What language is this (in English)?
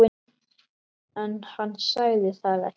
Icelandic